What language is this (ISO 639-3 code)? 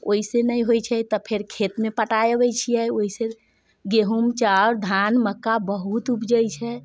mai